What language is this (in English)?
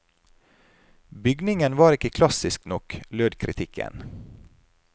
Norwegian